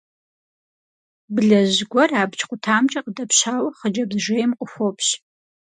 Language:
Kabardian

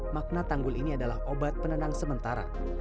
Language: Indonesian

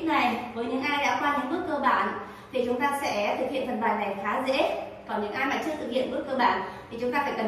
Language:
Vietnamese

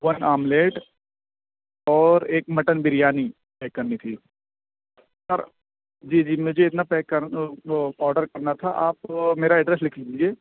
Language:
Urdu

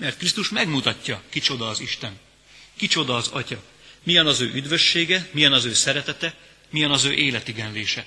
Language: Hungarian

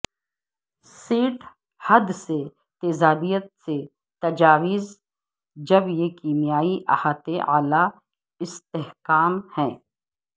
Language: Urdu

